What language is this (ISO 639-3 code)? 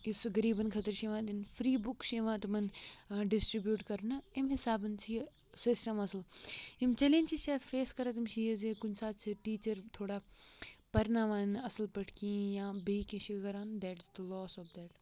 kas